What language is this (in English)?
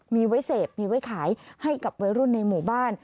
Thai